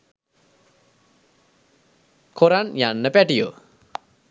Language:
Sinhala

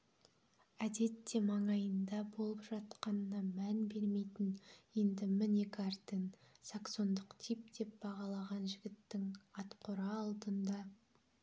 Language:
Kazakh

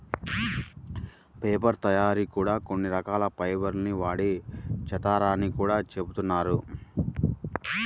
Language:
Telugu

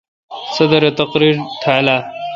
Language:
Kalkoti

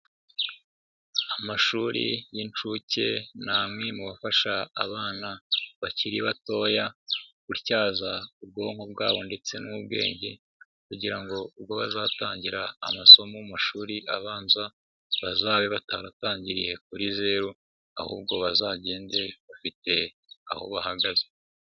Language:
Kinyarwanda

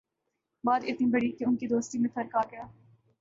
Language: Urdu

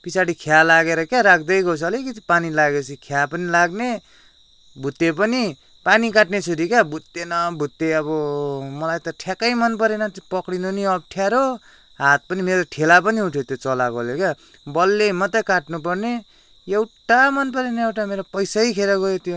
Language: Nepali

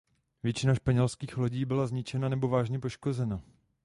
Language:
Czech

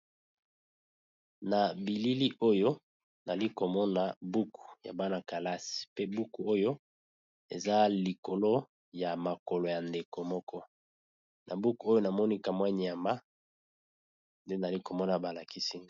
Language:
Lingala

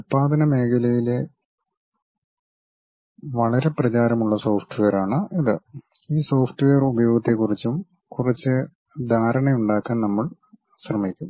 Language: Malayalam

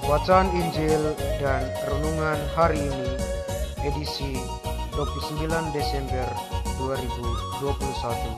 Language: Indonesian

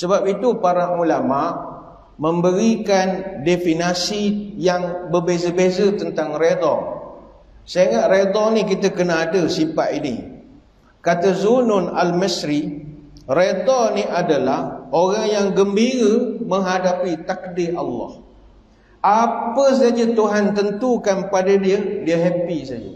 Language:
Malay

